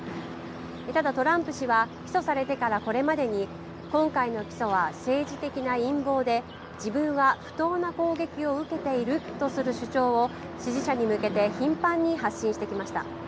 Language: Japanese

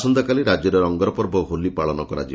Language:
Odia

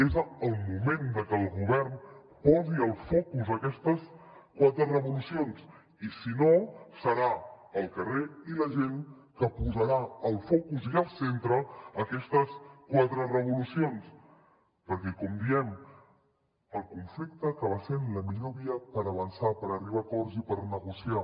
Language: Catalan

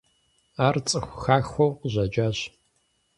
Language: Kabardian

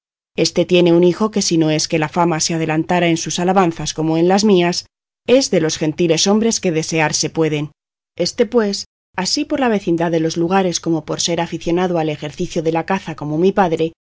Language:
Spanish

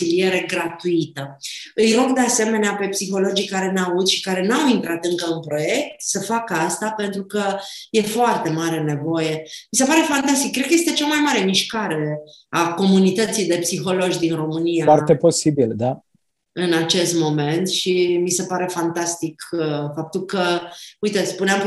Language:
Romanian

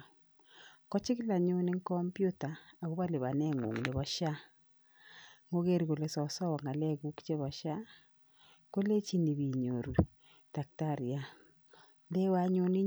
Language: Kalenjin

